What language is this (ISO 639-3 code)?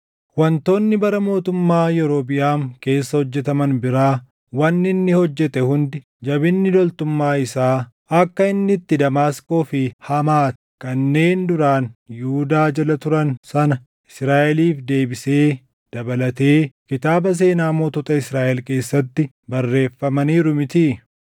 orm